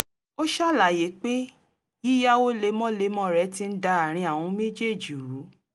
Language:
Yoruba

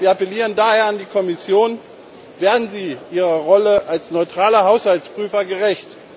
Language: German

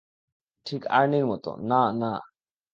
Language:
Bangla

